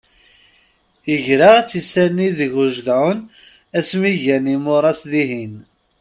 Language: Kabyle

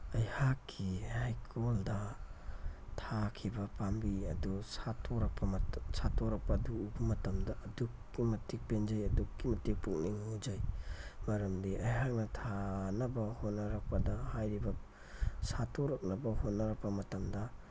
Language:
Manipuri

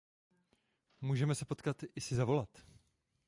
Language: Czech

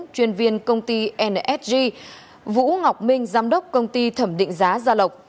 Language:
Vietnamese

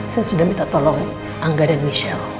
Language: Indonesian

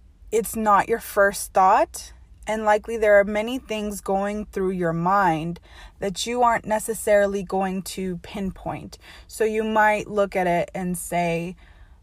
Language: English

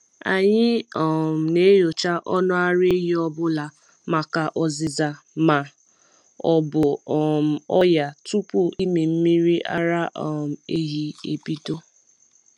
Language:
Igbo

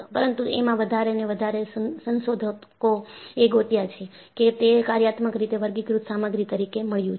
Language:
Gujarati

